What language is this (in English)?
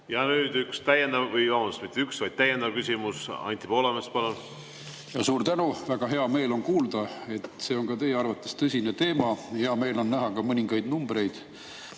Estonian